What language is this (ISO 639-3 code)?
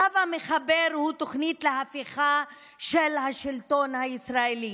heb